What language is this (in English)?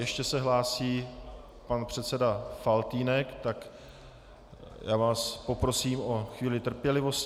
Czech